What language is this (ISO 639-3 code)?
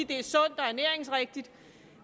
dan